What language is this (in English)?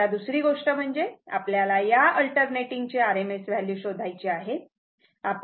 Marathi